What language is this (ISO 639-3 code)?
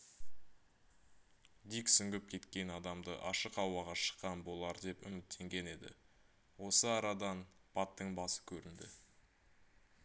kaz